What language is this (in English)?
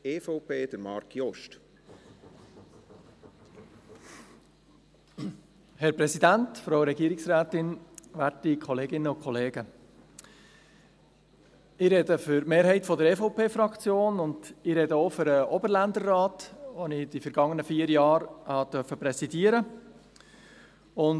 Swiss German